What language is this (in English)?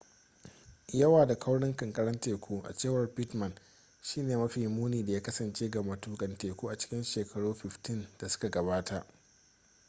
Hausa